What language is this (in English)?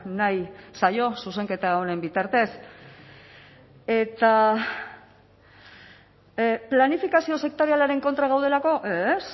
Basque